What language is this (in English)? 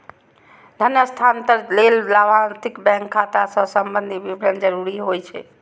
Maithili